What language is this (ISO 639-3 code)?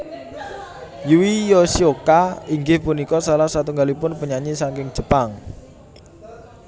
jav